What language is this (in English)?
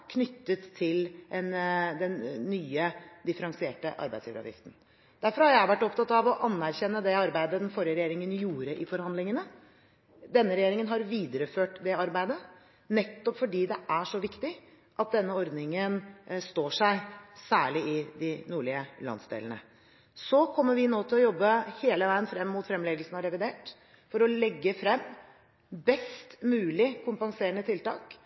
Norwegian Bokmål